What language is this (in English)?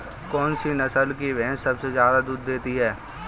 Hindi